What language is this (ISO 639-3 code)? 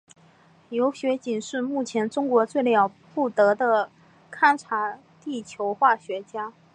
zho